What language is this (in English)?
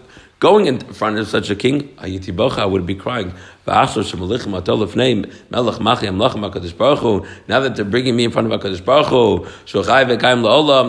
English